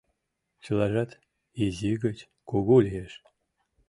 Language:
Mari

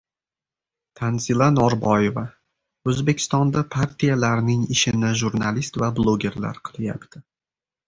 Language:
Uzbek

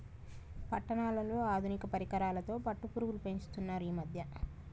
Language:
Telugu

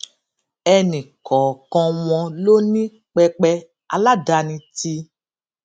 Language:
Yoruba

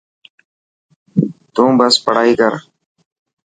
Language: Dhatki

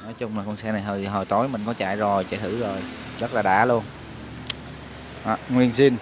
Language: Vietnamese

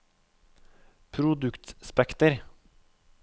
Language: Norwegian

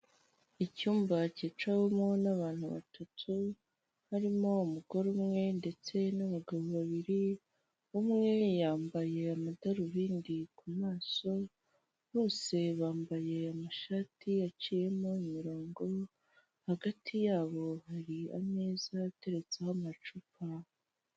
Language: Kinyarwanda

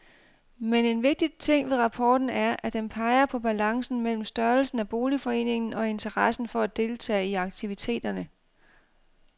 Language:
Danish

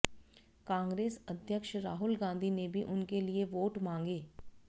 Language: Hindi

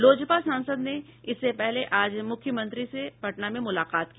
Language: Hindi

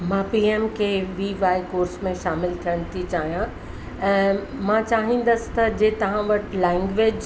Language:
Sindhi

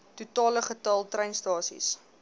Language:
Afrikaans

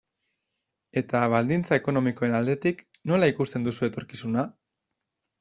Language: Basque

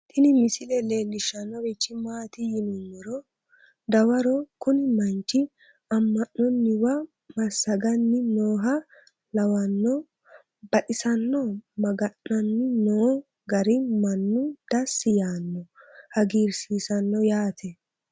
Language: Sidamo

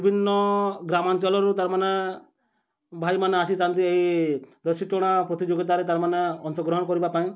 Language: Odia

